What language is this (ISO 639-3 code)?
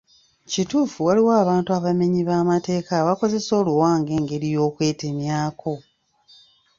lug